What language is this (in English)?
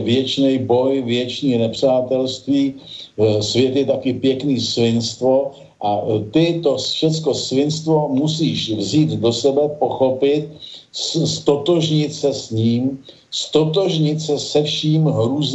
Czech